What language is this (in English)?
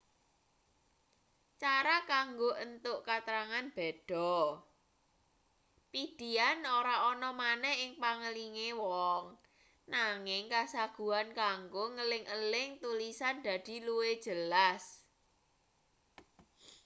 Javanese